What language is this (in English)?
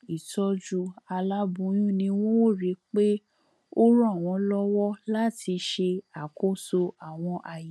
Yoruba